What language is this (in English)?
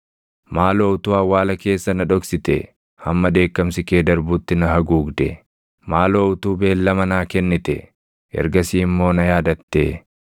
Oromo